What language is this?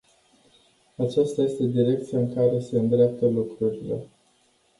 Romanian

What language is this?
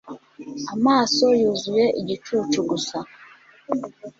Kinyarwanda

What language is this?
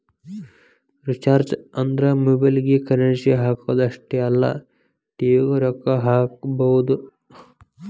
Kannada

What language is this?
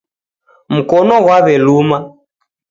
Taita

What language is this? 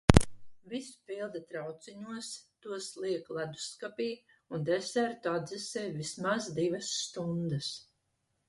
Latvian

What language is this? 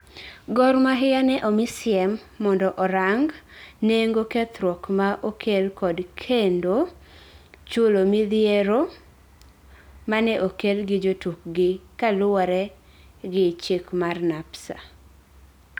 Luo (Kenya and Tanzania)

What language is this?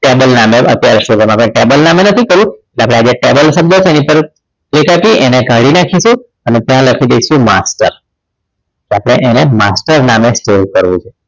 Gujarati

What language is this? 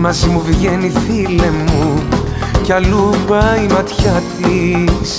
Greek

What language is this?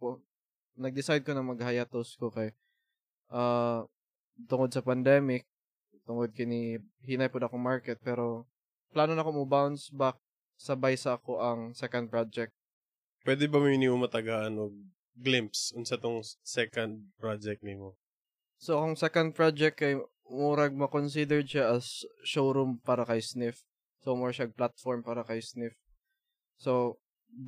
Filipino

